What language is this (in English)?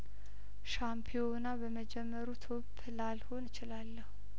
Amharic